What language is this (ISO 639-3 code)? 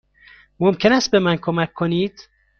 fas